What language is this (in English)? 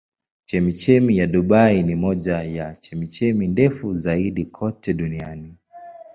Swahili